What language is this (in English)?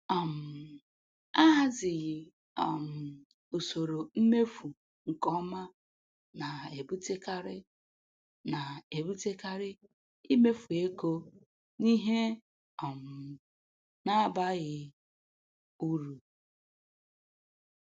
Igbo